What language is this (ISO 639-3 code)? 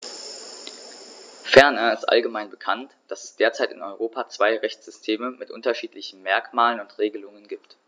deu